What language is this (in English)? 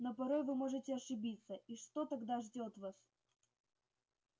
Russian